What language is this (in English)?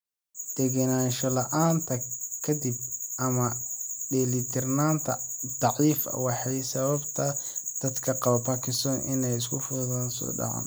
Somali